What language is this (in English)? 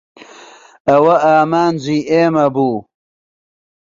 Central Kurdish